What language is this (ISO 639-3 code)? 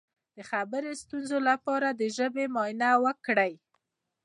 pus